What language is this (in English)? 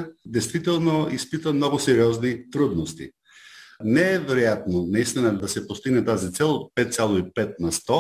Bulgarian